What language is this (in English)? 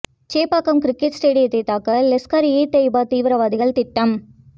Tamil